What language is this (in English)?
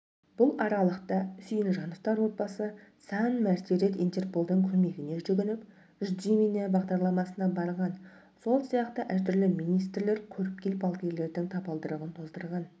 Kazakh